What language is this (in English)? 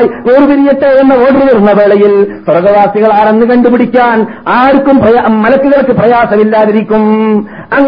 Malayalam